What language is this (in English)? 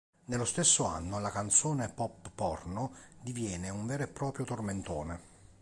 Italian